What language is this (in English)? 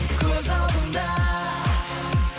Kazakh